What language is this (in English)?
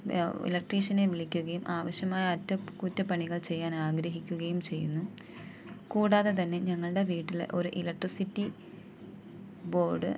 Malayalam